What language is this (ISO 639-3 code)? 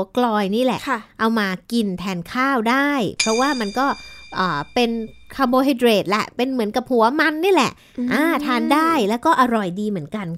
tha